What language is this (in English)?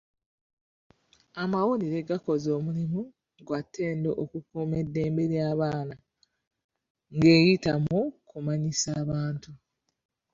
Ganda